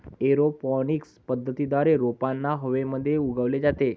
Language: Marathi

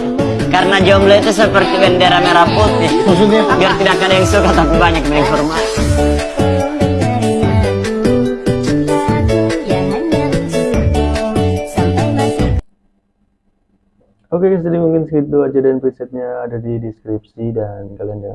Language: Indonesian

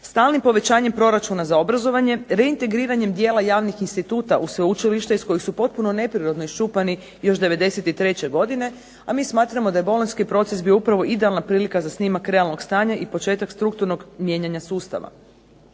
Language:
Croatian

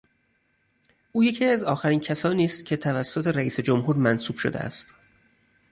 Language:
Persian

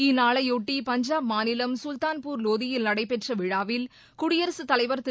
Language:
Tamil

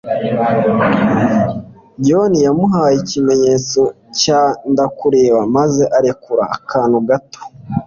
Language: Kinyarwanda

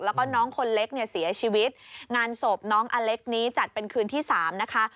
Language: Thai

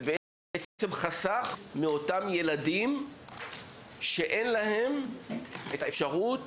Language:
Hebrew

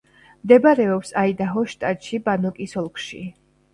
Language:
Georgian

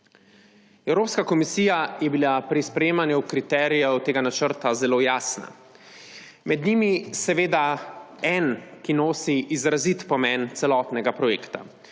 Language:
Slovenian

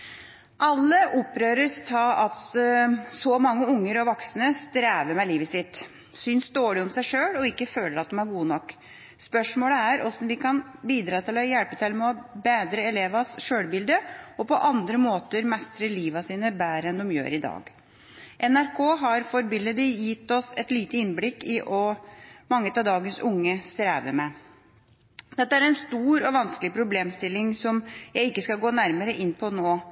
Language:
Norwegian Bokmål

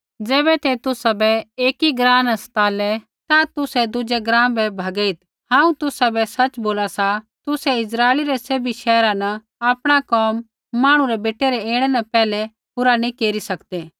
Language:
Kullu Pahari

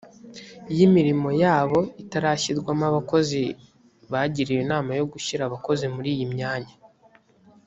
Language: Kinyarwanda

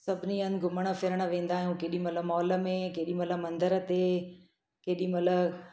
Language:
Sindhi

